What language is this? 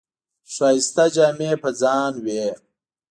Pashto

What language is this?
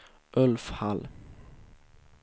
Swedish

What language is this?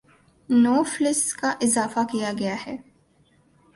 Urdu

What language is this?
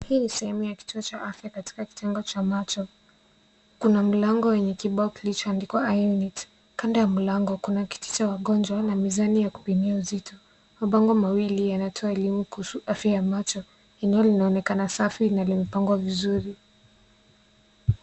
Swahili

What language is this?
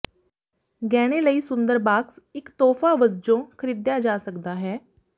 Punjabi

